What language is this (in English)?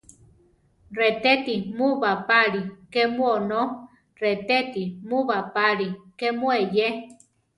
Central Tarahumara